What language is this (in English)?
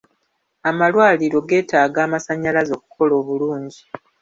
Ganda